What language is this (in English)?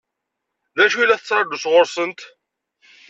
Kabyle